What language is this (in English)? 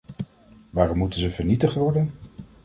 Dutch